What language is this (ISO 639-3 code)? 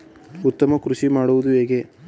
kan